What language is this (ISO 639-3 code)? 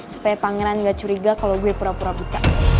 ind